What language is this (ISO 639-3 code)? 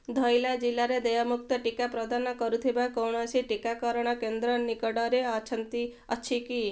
ori